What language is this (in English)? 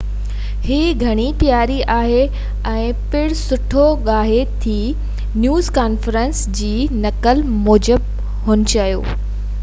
Sindhi